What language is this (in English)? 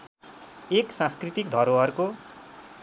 Nepali